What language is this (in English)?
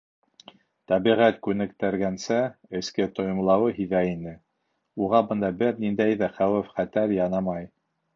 Bashkir